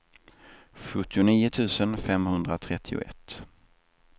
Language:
Swedish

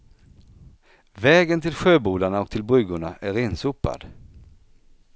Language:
Swedish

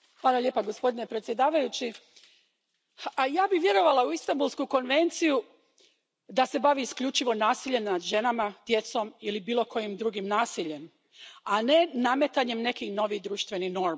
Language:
Croatian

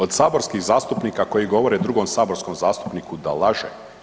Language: Croatian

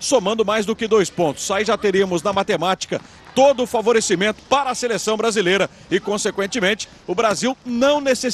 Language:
Portuguese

